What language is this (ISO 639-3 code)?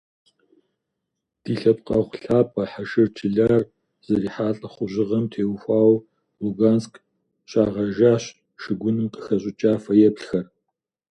kbd